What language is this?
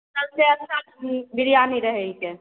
Maithili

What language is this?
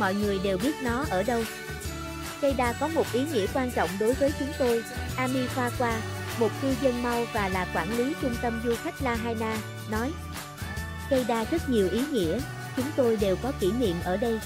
Vietnamese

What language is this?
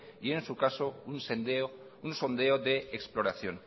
Spanish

